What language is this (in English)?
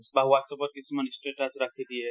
Assamese